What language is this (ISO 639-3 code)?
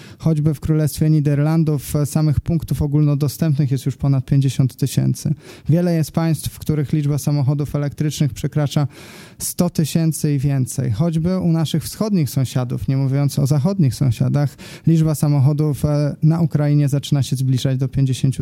pol